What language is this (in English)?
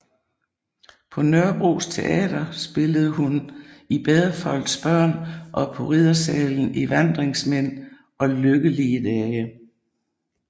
Danish